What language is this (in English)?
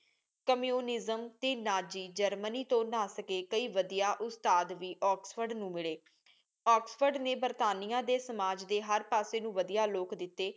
Punjabi